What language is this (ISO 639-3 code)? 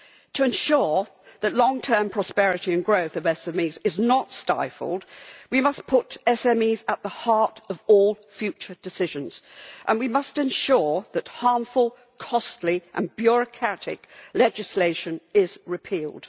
eng